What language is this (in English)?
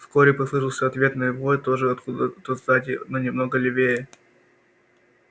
Russian